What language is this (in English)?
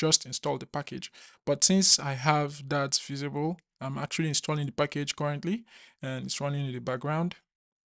English